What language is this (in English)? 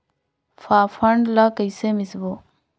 Chhattisgarhi